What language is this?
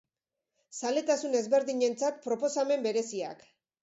Basque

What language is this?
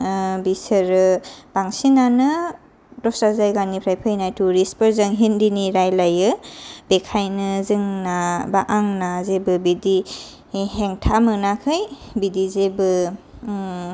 Bodo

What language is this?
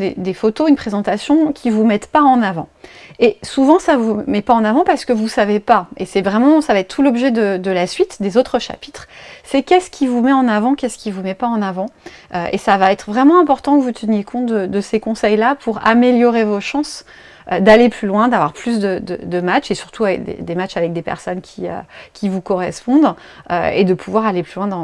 French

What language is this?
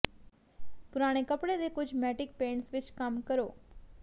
Punjabi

